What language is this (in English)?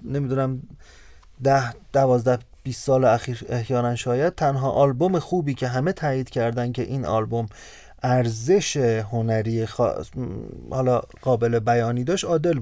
Persian